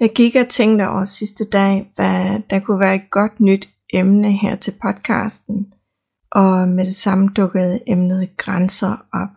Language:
Danish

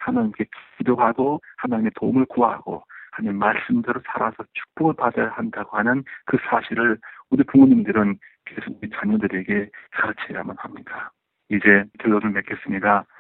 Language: Korean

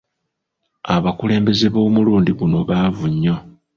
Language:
Ganda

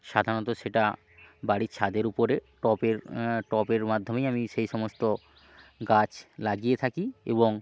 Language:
Bangla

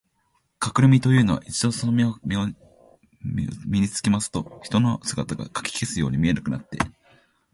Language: Japanese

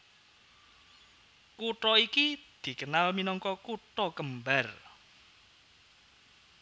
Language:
Javanese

